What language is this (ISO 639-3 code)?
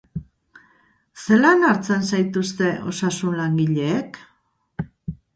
eus